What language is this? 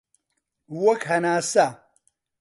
Central Kurdish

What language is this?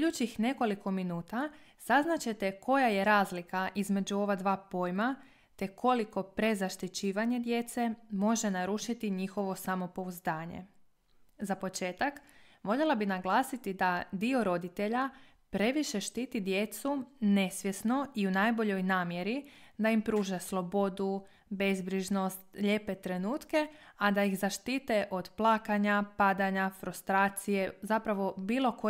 Croatian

